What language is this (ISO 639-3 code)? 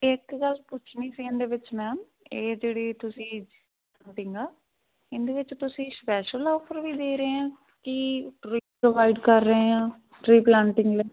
pan